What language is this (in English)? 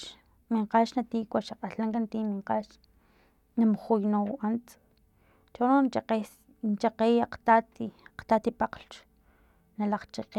Filomena Mata-Coahuitlán Totonac